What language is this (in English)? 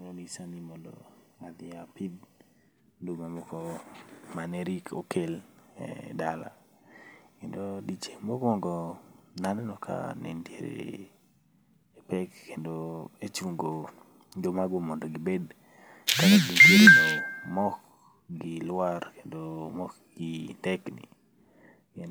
Luo (Kenya and Tanzania)